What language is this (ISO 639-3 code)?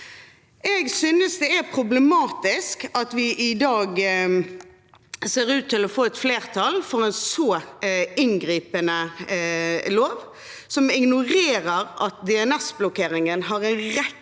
nor